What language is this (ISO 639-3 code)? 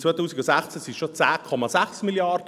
gsw